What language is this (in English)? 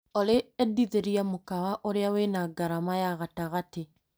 Kikuyu